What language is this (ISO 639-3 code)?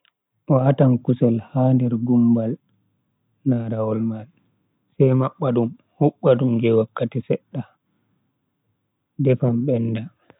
fui